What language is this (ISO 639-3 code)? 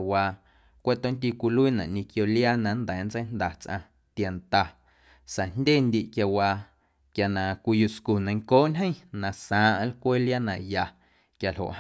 amu